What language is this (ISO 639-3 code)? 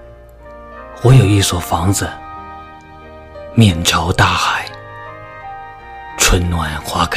zho